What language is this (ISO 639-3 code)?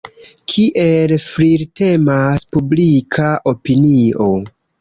epo